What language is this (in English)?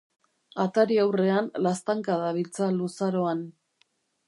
Basque